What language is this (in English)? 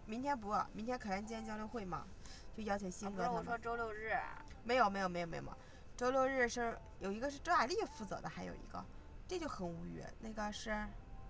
Chinese